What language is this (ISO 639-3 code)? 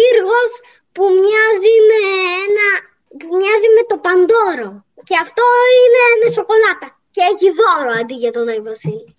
ell